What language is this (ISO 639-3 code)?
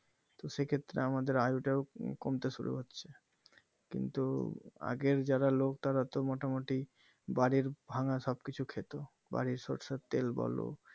ben